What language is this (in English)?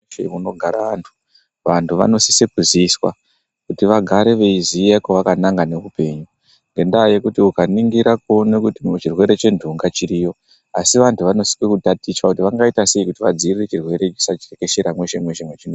Ndau